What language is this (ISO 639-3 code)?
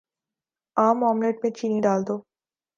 urd